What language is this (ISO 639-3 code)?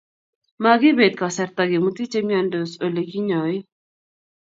kln